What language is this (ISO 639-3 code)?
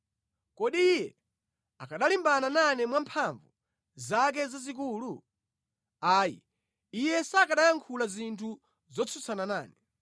nya